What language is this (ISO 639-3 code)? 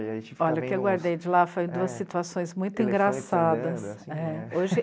por